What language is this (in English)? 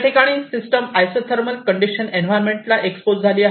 Marathi